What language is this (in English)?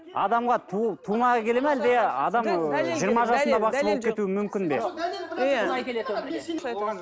Kazakh